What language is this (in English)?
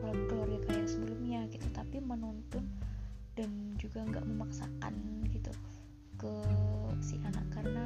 Indonesian